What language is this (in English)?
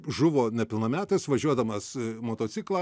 Lithuanian